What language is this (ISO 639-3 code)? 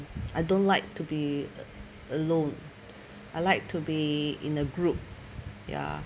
eng